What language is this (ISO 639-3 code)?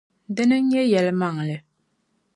dag